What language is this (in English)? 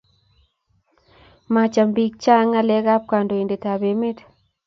Kalenjin